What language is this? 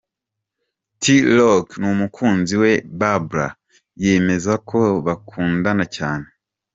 Kinyarwanda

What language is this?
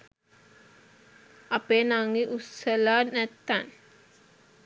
Sinhala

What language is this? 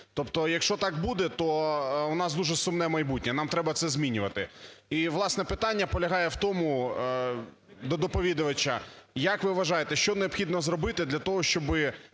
Ukrainian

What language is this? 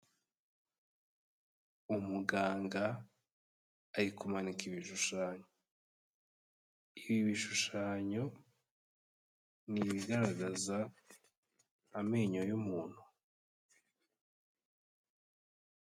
Kinyarwanda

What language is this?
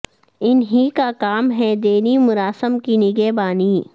Urdu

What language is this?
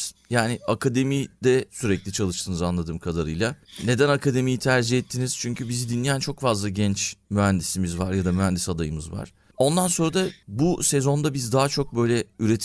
Turkish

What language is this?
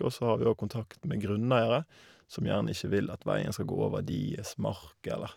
Norwegian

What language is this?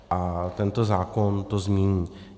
Czech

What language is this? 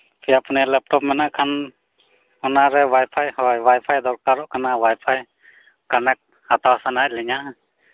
Santali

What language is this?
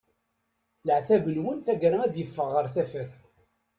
Kabyle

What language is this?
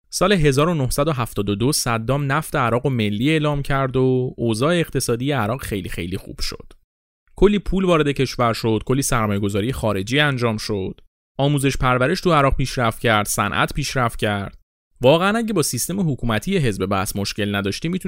Persian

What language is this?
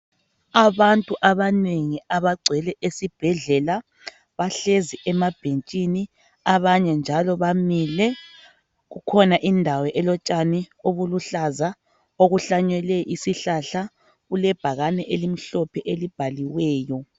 North Ndebele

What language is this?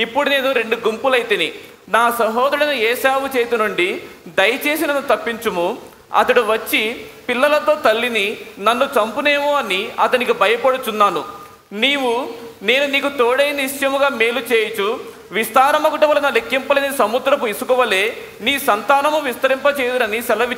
Telugu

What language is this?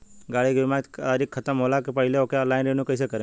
Bhojpuri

